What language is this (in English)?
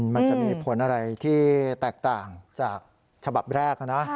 Thai